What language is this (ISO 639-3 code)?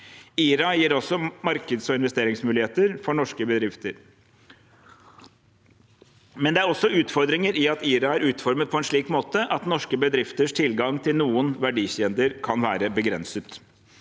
nor